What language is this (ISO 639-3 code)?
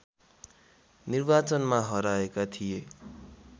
nep